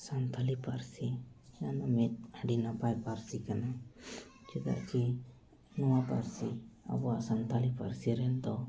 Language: Santali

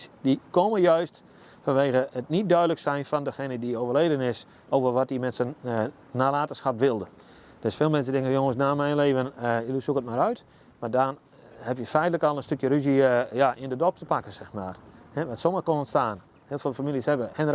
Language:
Dutch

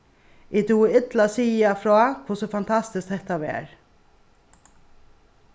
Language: Faroese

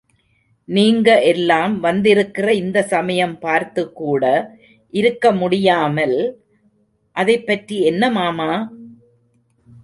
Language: Tamil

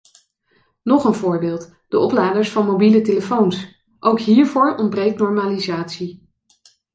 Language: Dutch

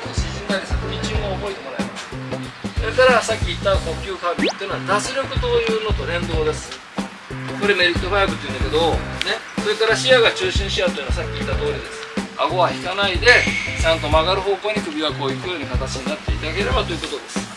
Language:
Japanese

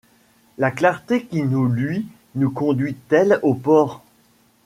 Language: French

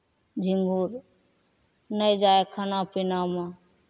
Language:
Maithili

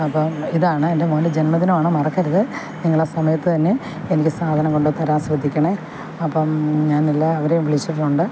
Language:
Malayalam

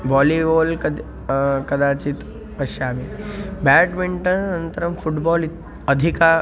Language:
Sanskrit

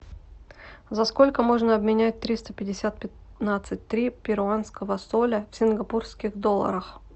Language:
Russian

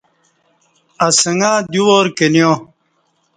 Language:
Kati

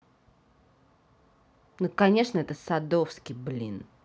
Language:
Russian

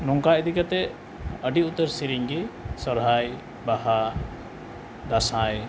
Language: Santali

